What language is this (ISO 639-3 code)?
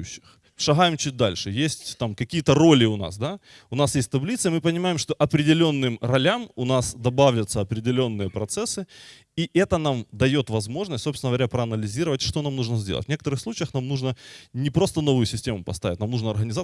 rus